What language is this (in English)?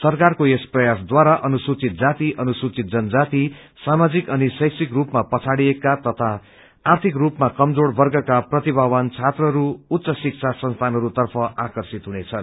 Nepali